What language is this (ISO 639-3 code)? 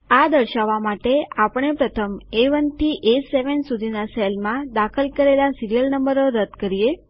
guj